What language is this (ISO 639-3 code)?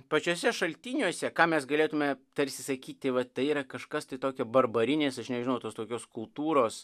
lit